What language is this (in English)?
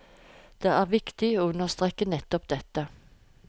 Norwegian